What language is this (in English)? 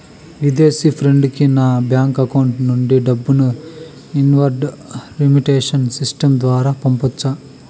Telugu